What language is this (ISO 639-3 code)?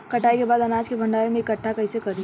bho